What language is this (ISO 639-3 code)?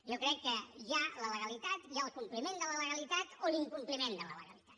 cat